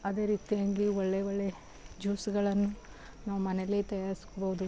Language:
Kannada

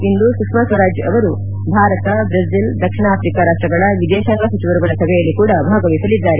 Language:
Kannada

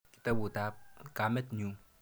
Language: Kalenjin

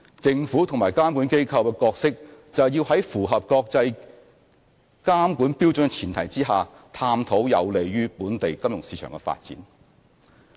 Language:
Cantonese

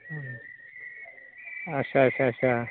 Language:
Bodo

